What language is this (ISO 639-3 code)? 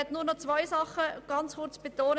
gsw